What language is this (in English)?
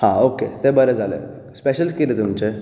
Konkani